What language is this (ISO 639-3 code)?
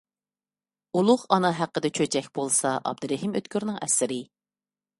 uig